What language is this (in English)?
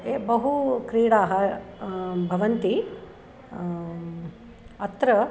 Sanskrit